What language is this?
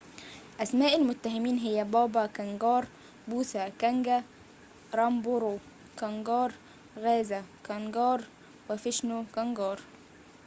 Arabic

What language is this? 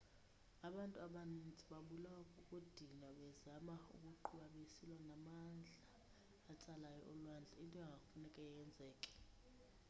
Xhosa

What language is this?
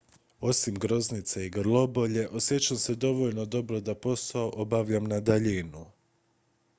Croatian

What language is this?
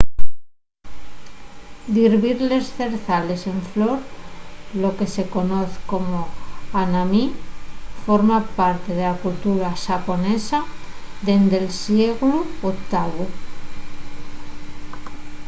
Asturian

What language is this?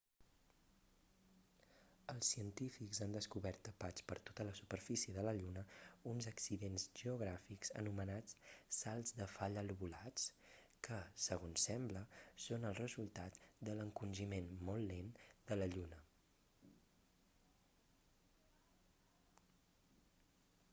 Catalan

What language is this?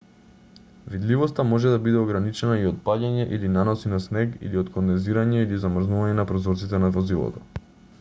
Macedonian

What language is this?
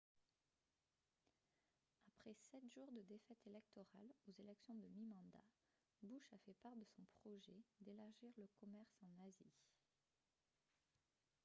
French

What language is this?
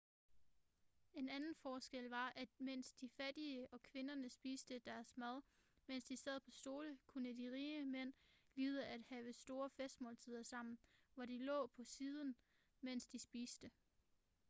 Danish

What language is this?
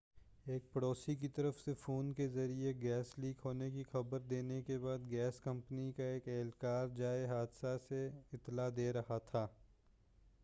Urdu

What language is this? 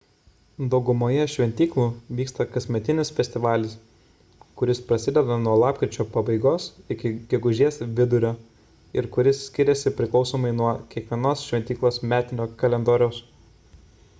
Lithuanian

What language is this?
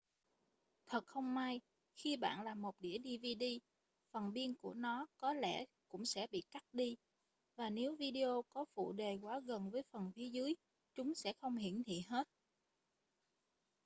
Vietnamese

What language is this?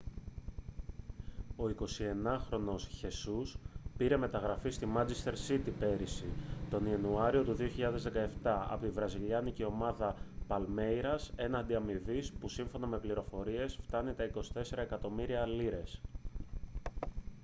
Greek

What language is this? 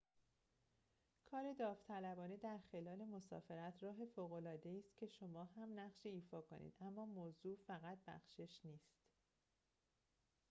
Persian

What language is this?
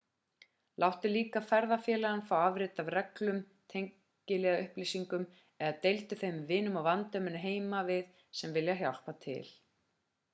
Icelandic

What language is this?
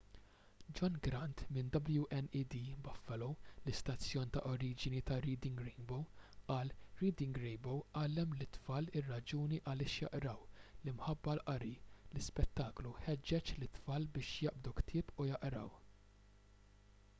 Maltese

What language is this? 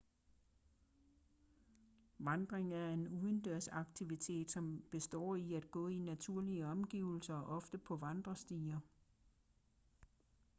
Danish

